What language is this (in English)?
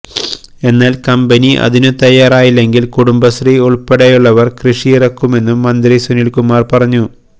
Malayalam